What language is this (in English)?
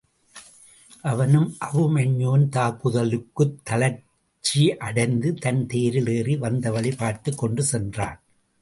Tamil